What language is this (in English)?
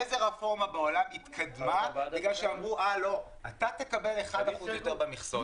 Hebrew